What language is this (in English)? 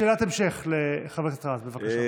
Hebrew